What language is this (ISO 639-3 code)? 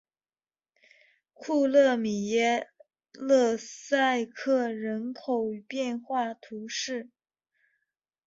zho